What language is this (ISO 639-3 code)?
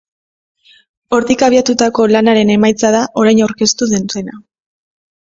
eus